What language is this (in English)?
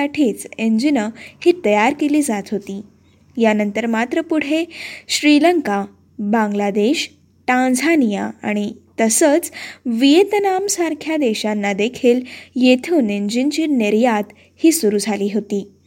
Marathi